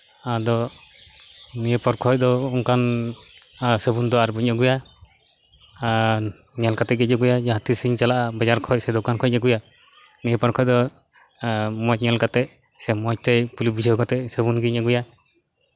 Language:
Santali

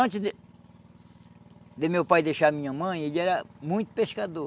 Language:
Portuguese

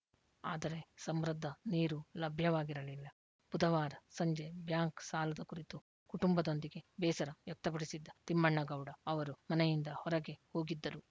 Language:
Kannada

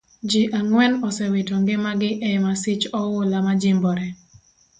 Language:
Luo (Kenya and Tanzania)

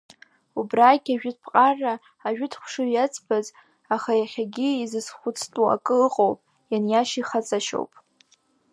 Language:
Abkhazian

